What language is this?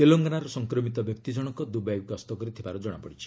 Odia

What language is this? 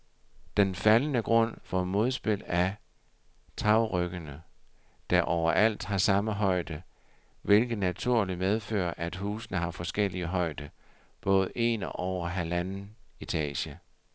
Danish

